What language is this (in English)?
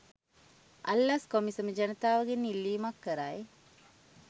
Sinhala